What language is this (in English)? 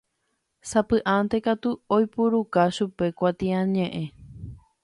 Guarani